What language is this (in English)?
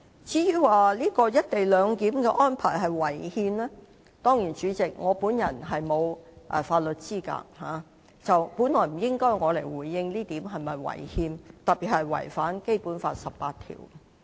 Cantonese